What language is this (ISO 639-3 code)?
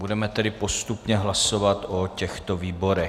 ces